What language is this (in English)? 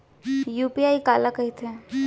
Chhattisgarhi